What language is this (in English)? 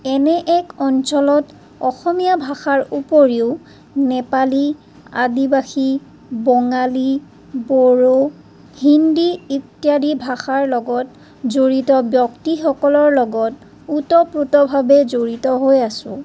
Assamese